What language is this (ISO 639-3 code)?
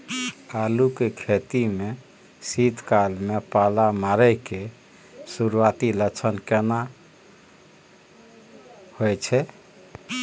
mai